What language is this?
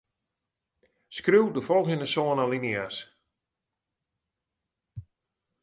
Western Frisian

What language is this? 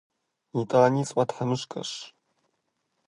Kabardian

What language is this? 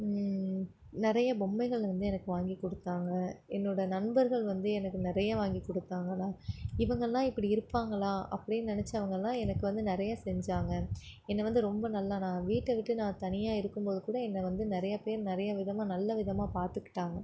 Tamil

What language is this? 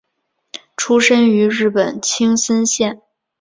Chinese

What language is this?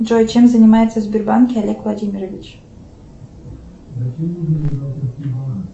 Russian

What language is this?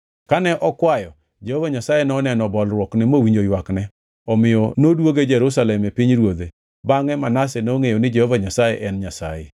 Luo (Kenya and Tanzania)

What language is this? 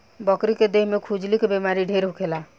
Bhojpuri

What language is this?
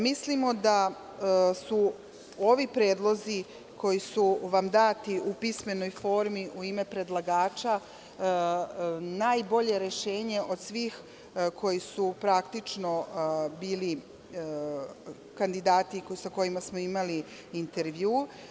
Serbian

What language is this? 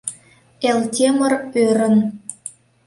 Mari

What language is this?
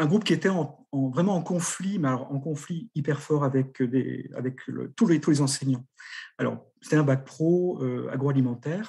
French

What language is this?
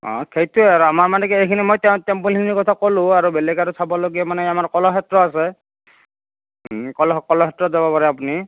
Assamese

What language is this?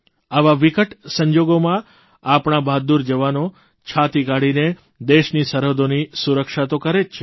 Gujarati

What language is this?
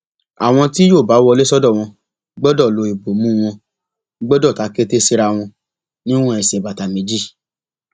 Yoruba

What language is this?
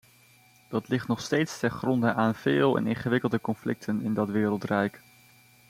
Dutch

